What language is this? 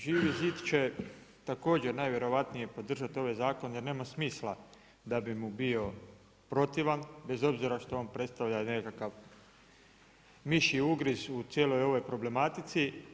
Croatian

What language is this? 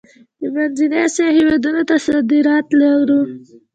Pashto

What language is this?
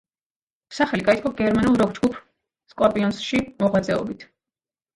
Georgian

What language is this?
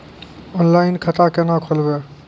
Maithili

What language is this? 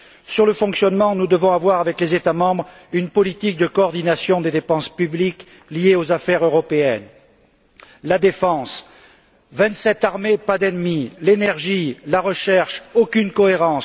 French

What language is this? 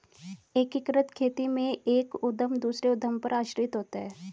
Hindi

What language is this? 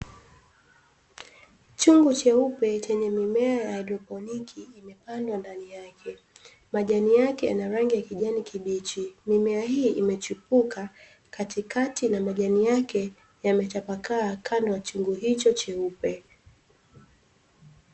Swahili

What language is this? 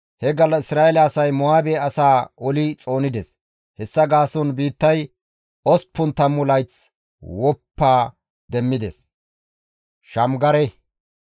Gamo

